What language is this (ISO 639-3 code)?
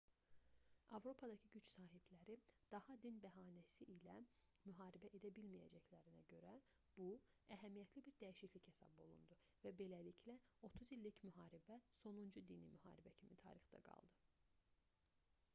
aze